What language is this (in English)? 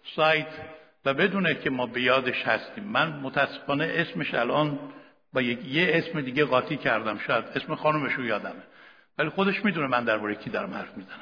Persian